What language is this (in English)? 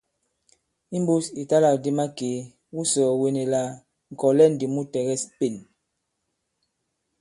Bankon